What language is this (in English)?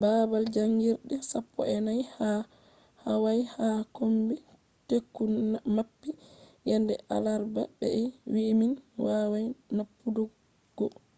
Fula